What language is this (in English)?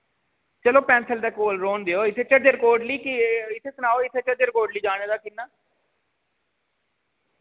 Dogri